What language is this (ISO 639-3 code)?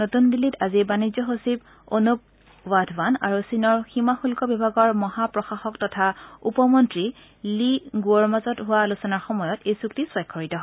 asm